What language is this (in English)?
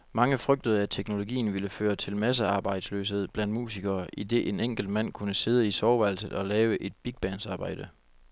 Danish